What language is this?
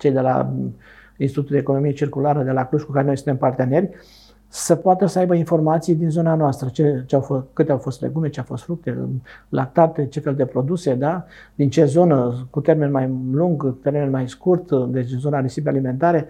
Romanian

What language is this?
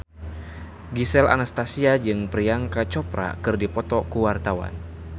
Sundanese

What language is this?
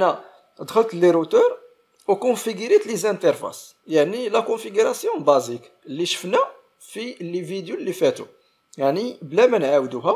Arabic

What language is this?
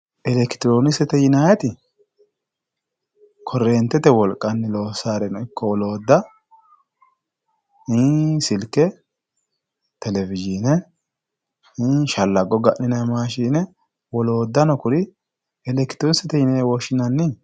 Sidamo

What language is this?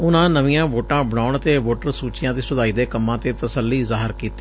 Punjabi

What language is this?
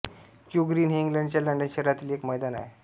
Marathi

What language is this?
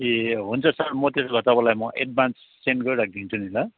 Nepali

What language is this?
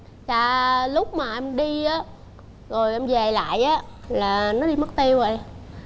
Vietnamese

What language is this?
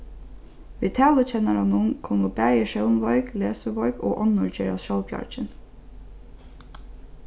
Faroese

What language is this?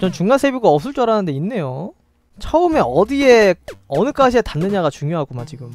Korean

